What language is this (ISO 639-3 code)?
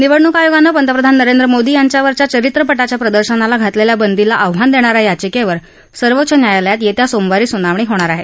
mar